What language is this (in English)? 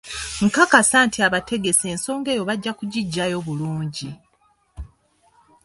Ganda